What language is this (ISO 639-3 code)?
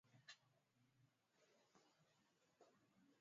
swa